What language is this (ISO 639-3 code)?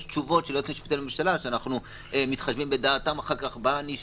heb